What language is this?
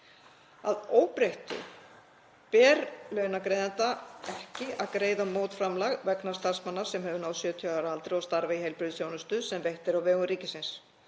Icelandic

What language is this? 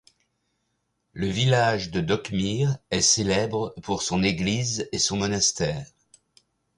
French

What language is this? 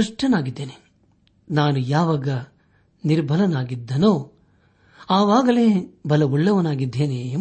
Kannada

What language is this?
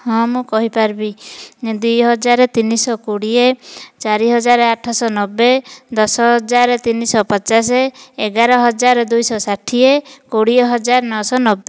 Odia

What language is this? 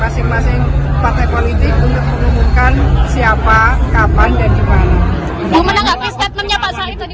Indonesian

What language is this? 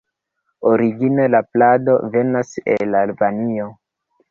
Esperanto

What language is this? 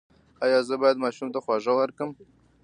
Pashto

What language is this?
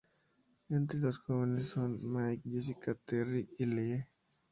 Spanish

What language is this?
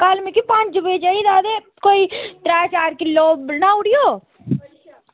Dogri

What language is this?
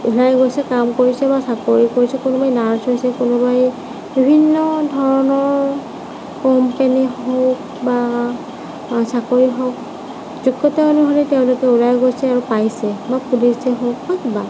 Assamese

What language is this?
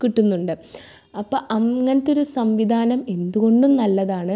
Malayalam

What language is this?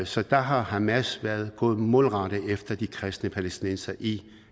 Danish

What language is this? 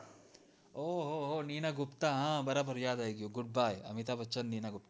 Gujarati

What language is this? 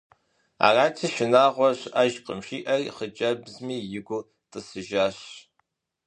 Kabardian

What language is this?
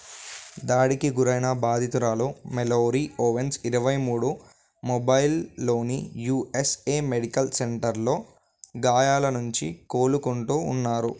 Telugu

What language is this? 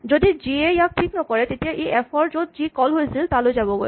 Assamese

